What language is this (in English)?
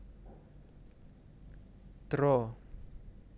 Javanese